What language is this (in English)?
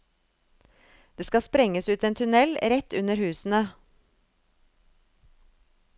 Norwegian